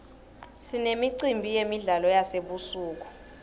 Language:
Swati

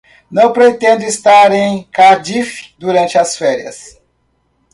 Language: Portuguese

